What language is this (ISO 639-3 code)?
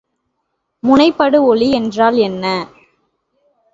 tam